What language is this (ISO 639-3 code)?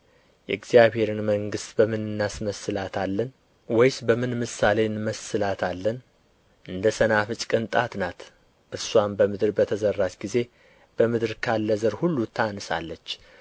amh